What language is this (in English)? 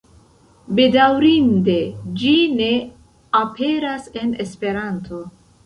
Esperanto